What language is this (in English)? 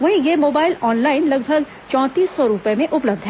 Hindi